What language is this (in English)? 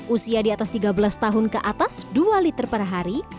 Indonesian